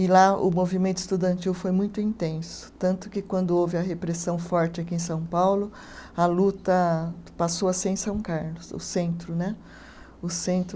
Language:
Portuguese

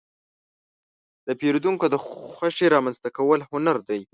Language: Pashto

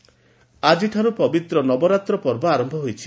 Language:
Odia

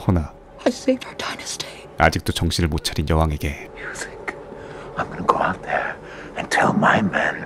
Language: Korean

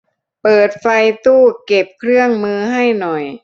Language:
Thai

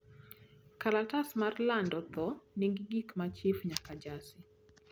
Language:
Luo (Kenya and Tanzania)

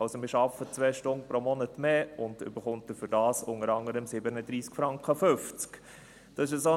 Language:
Swiss German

